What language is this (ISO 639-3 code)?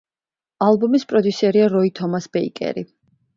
kat